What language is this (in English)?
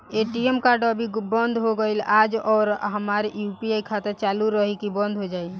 Bhojpuri